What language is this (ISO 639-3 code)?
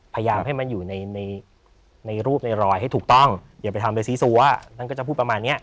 tha